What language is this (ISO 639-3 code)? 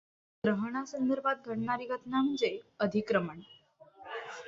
mar